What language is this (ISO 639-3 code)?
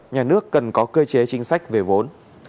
vie